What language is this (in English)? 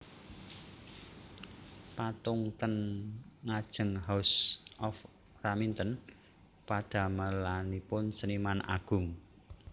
Javanese